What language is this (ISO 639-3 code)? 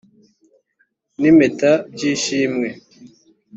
kin